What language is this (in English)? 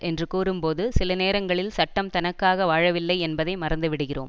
Tamil